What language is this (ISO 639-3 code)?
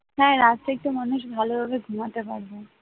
ben